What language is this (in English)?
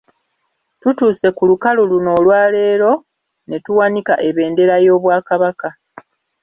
Ganda